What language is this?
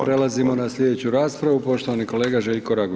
Croatian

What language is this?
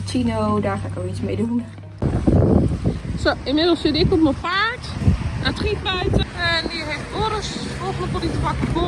Dutch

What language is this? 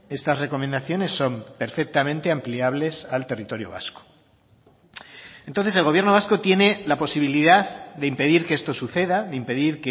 Spanish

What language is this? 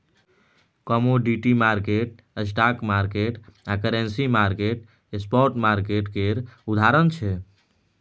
Maithili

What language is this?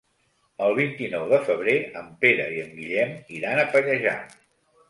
Catalan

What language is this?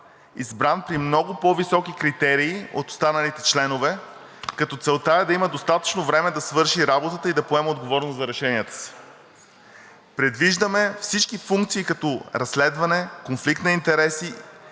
Bulgarian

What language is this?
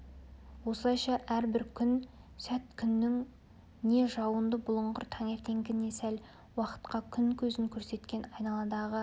Kazakh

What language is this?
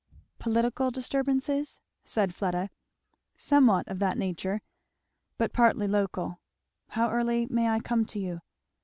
English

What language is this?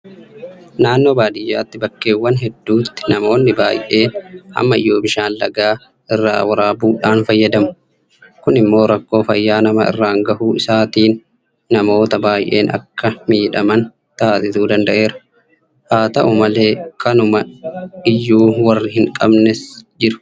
Oromo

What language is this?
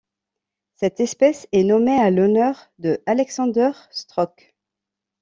French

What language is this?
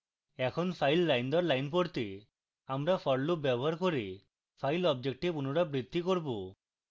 Bangla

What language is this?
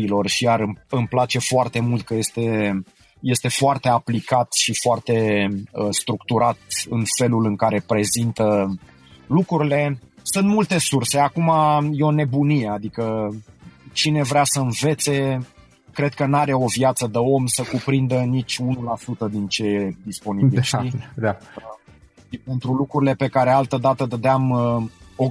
Romanian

